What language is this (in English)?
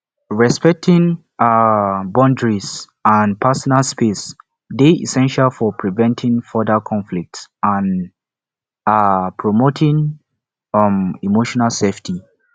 Nigerian Pidgin